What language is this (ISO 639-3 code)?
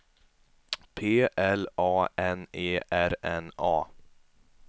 swe